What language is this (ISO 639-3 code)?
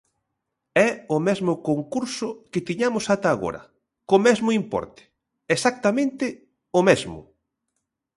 glg